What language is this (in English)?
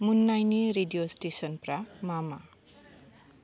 Bodo